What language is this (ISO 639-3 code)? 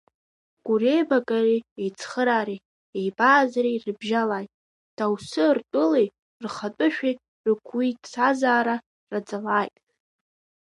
abk